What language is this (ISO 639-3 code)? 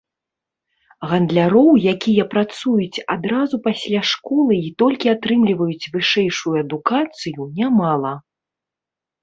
bel